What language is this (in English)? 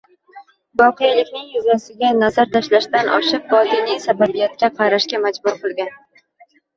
Uzbek